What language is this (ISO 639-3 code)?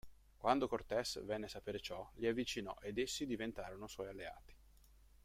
ita